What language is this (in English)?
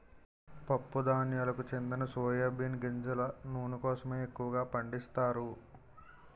Telugu